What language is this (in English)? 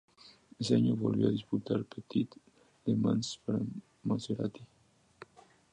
Spanish